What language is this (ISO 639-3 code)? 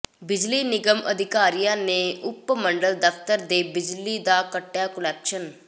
pan